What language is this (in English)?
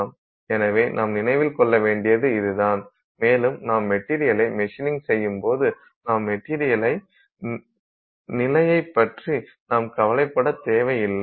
Tamil